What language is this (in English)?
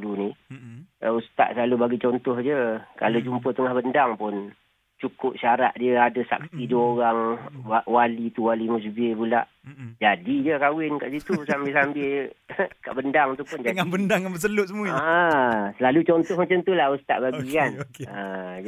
Malay